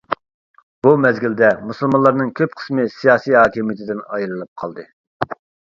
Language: Uyghur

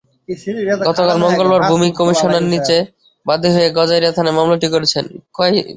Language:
Bangla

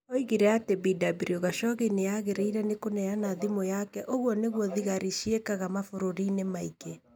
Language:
Kikuyu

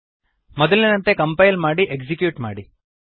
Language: Kannada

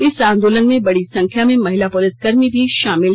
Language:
Hindi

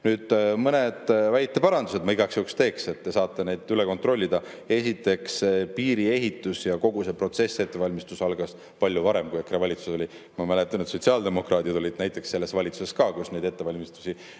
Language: Estonian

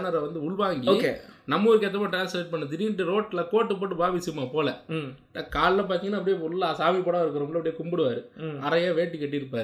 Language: Tamil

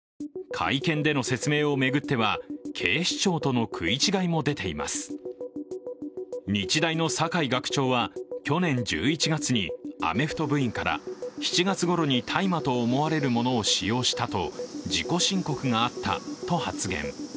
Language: Japanese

